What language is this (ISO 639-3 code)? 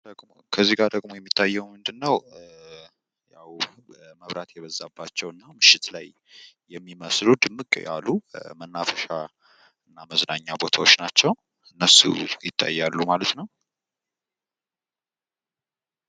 amh